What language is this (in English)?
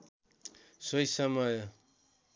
Nepali